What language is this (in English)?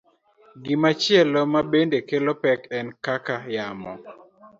Luo (Kenya and Tanzania)